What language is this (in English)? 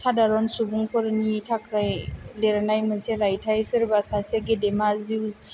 Bodo